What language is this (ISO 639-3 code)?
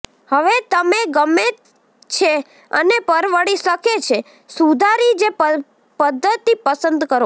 guj